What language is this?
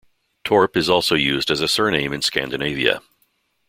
English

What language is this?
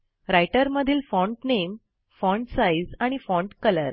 Marathi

